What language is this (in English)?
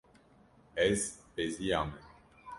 Kurdish